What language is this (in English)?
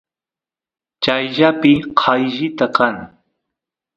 Santiago del Estero Quichua